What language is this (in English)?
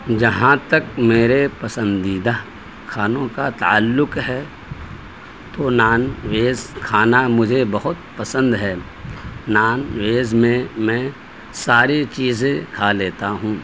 Urdu